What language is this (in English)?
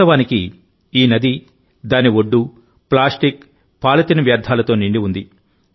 Telugu